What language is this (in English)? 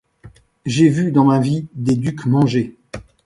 French